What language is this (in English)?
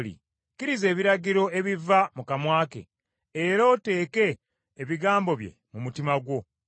Ganda